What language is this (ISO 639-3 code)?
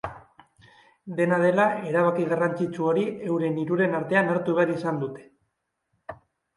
eus